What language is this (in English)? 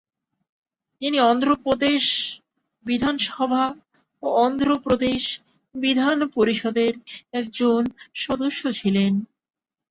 Bangla